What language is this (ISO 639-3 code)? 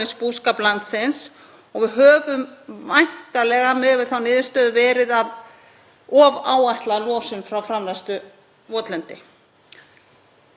isl